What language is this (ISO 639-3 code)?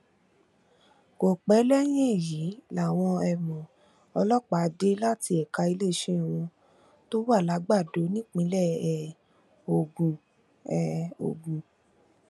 yor